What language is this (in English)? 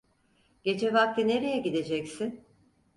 Turkish